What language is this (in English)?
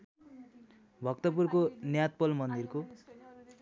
Nepali